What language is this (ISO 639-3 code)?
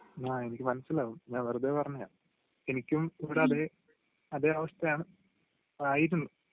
mal